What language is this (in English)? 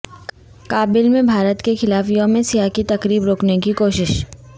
Urdu